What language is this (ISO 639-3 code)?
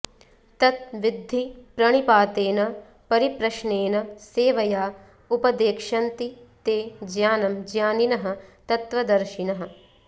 san